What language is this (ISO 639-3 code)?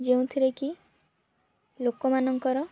ori